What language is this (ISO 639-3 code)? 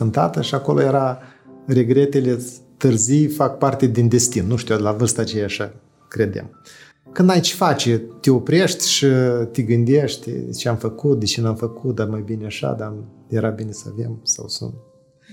ron